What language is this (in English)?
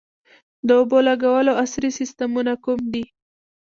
Pashto